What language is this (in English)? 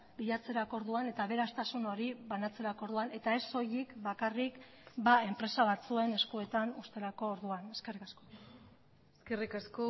Basque